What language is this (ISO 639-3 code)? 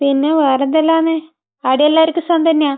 mal